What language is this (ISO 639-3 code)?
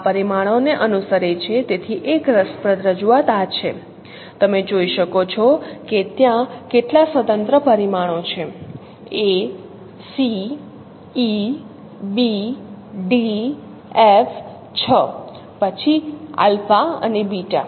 guj